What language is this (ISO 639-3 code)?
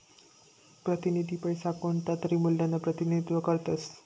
mar